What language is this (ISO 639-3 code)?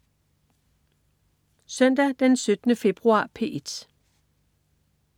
dan